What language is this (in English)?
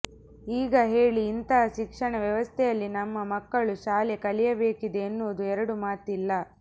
Kannada